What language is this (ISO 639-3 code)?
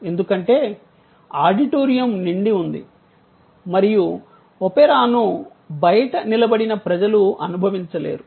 tel